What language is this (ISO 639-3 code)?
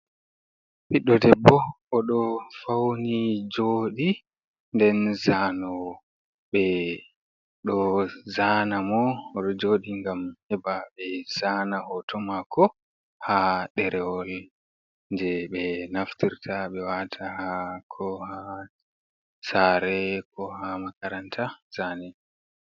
ful